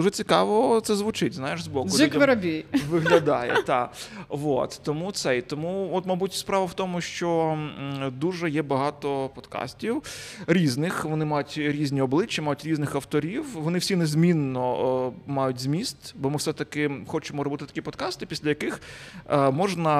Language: Ukrainian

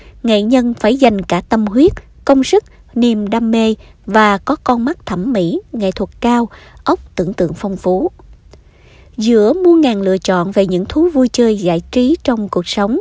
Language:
Vietnamese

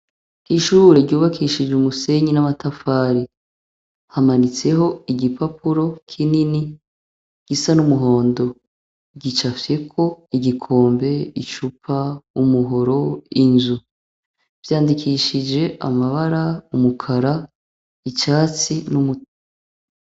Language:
Rundi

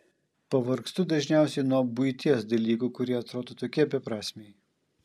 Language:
Lithuanian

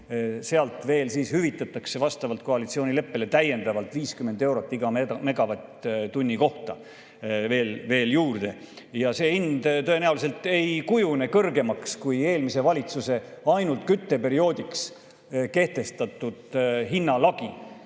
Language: Estonian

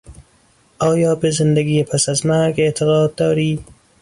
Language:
Persian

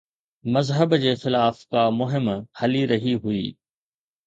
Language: Sindhi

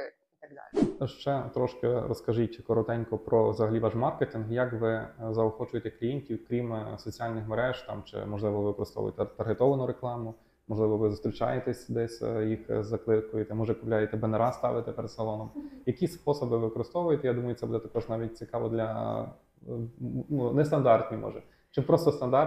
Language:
Ukrainian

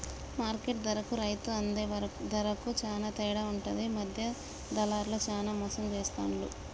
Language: Telugu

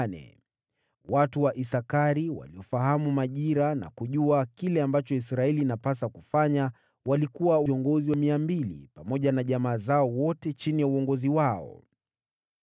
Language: Swahili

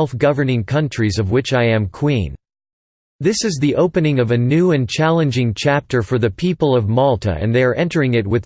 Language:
English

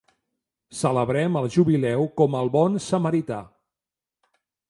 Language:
Catalan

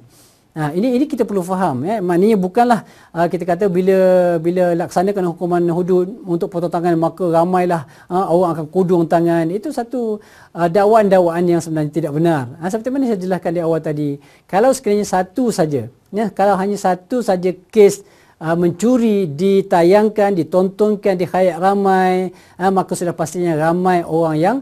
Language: Malay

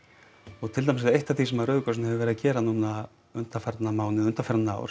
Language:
Icelandic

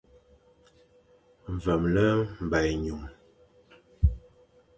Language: Fang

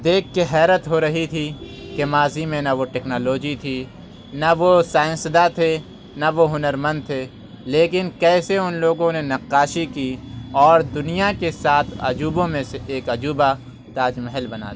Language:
Urdu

